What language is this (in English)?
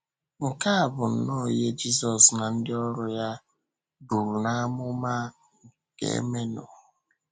Igbo